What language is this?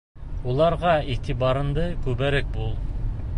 Bashkir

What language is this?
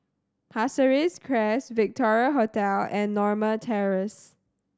English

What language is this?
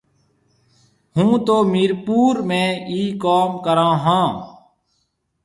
Marwari (Pakistan)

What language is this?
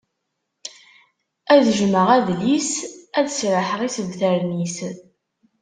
Kabyle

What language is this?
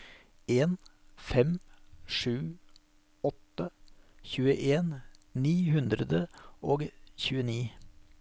Norwegian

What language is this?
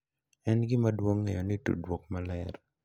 Luo (Kenya and Tanzania)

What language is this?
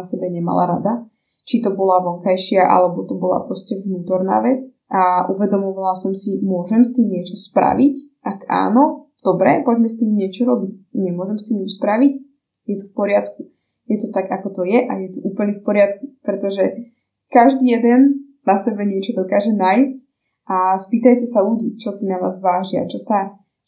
Slovak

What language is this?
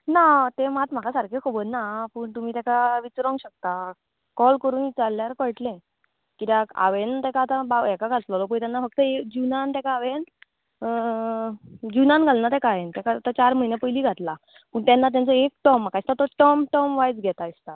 Konkani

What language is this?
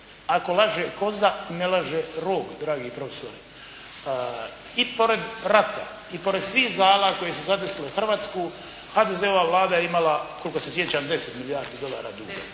Croatian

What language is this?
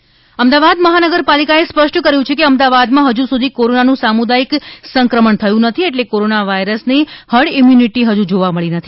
Gujarati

